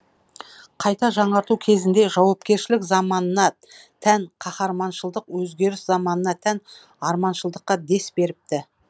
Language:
Kazakh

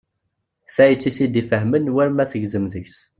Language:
Kabyle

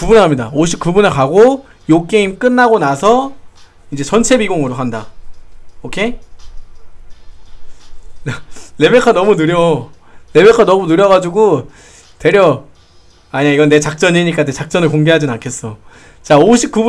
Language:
Korean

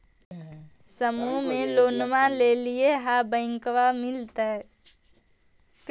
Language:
Magahi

